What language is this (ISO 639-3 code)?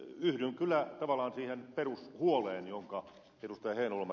fin